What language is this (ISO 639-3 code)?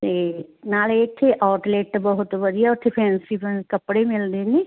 pan